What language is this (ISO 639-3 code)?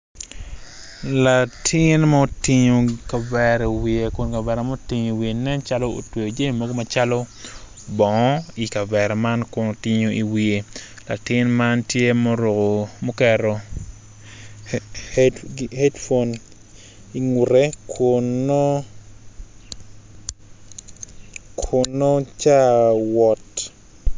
ach